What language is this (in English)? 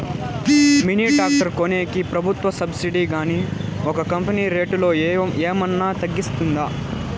Telugu